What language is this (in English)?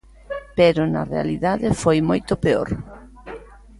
Galician